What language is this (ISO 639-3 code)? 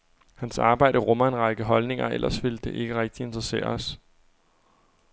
dan